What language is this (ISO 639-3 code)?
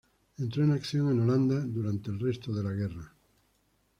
spa